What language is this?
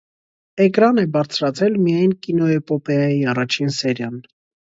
Armenian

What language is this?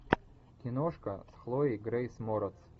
Russian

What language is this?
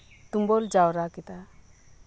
Santali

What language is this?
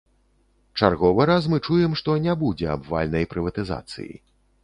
Belarusian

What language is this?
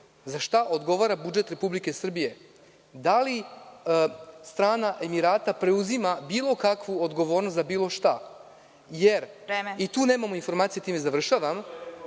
Serbian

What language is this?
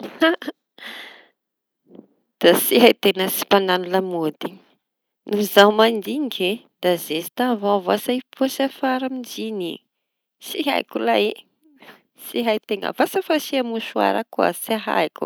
Tanosy Malagasy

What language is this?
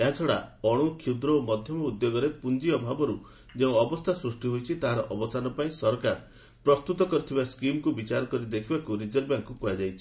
Odia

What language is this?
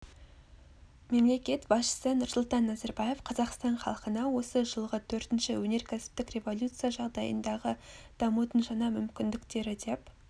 Kazakh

